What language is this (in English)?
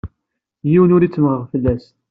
Kabyle